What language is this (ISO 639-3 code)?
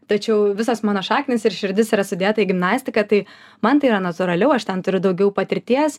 lit